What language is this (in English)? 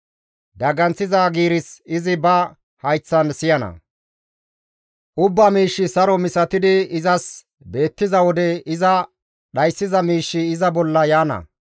Gamo